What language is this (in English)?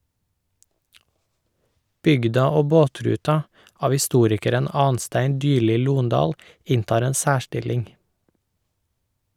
Norwegian